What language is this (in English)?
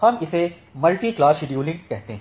Hindi